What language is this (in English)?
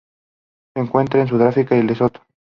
Spanish